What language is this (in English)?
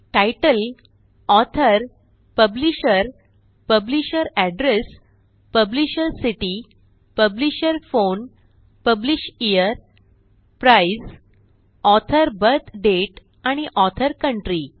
Marathi